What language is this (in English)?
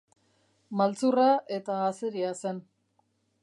Basque